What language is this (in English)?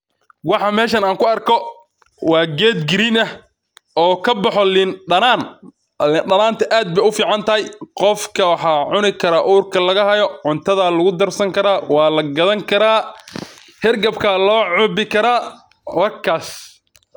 Somali